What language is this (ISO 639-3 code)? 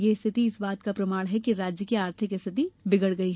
hin